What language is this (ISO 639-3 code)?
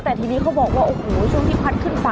tha